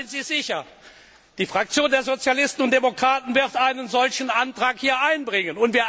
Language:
German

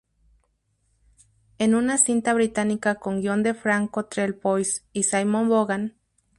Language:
Spanish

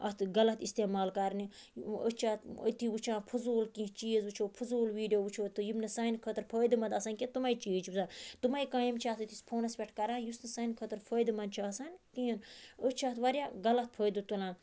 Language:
Kashmiri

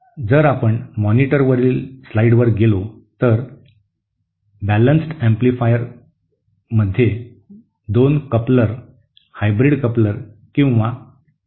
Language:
Marathi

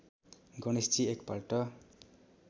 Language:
Nepali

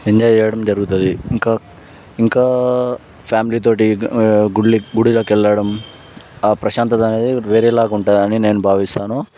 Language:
Telugu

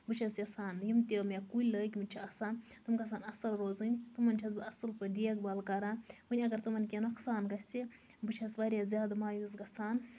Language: Kashmiri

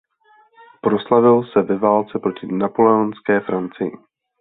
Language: Czech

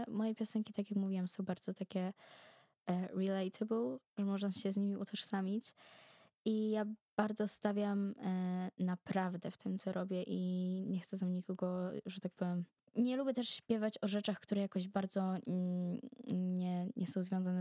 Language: Polish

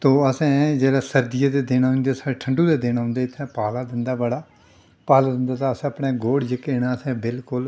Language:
Dogri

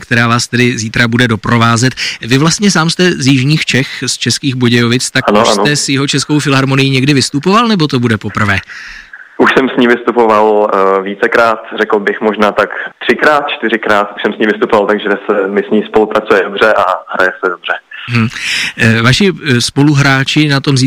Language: Czech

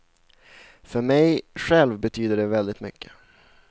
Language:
Swedish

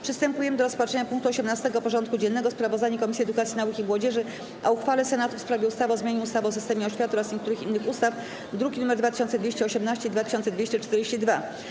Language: Polish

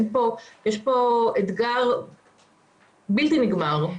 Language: Hebrew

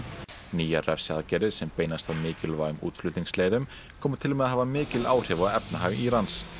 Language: Icelandic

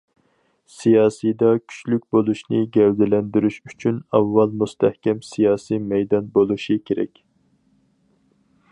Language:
Uyghur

